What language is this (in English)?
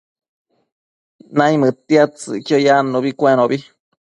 Matsés